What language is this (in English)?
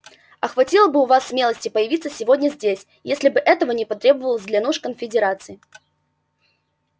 Russian